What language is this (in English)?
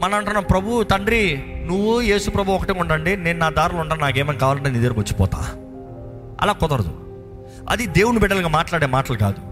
Telugu